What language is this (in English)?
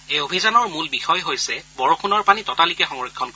Assamese